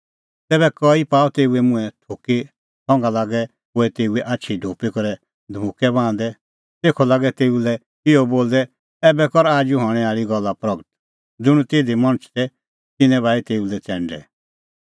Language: Kullu Pahari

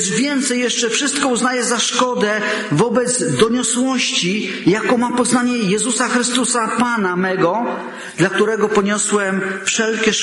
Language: Polish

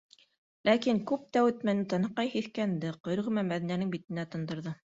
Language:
Bashkir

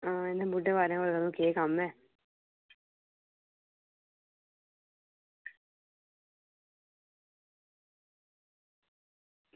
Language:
Dogri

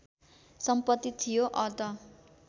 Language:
Nepali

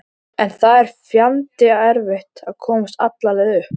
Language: Icelandic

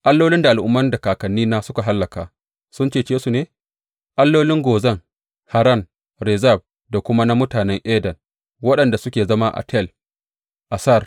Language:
Hausa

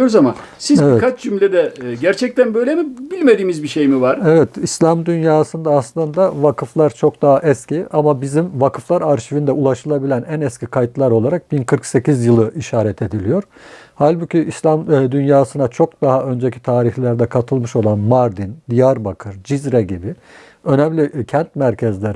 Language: Turkish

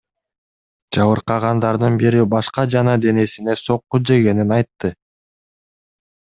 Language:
Kyrgyz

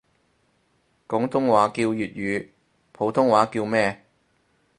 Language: Cantonese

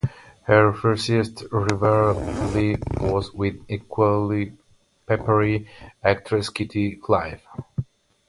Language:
English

